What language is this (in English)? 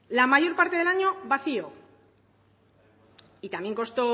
Spanish